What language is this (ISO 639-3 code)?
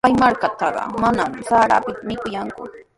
qws